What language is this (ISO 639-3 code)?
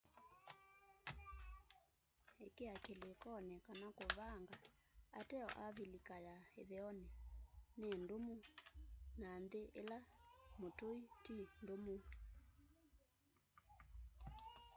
kam